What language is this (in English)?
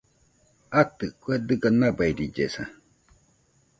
Nüpode Huitoto